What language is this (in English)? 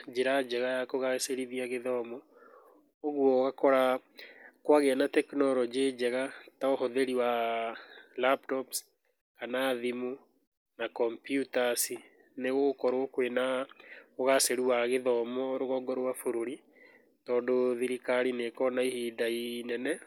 Kikuyu